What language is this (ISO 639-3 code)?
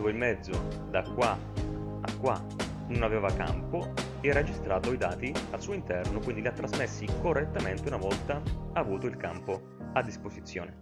ita